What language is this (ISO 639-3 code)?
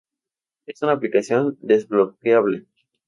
spa